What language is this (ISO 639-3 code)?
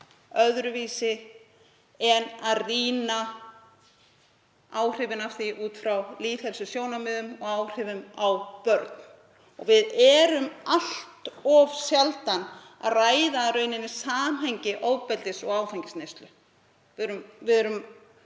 isl